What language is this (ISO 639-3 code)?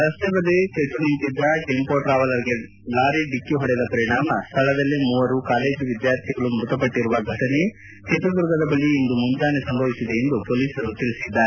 kan